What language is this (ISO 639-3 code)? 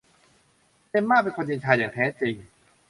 tha